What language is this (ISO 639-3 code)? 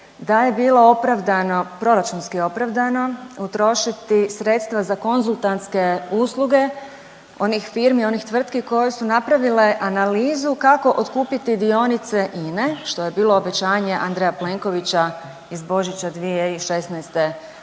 hrv